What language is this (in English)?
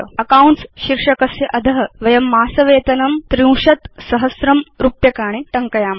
Sanskrit